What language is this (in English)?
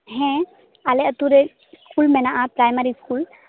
Santali